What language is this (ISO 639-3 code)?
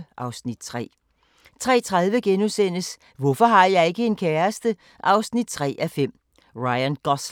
dan